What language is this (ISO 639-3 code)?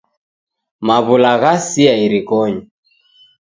dav